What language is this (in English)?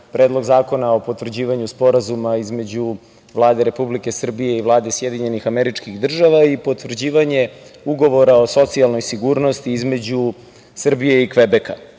Serbian